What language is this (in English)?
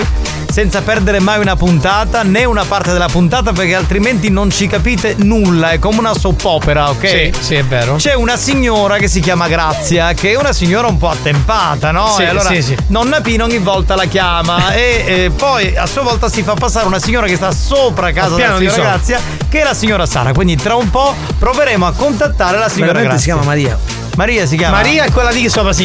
Italian